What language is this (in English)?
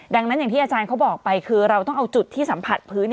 Thai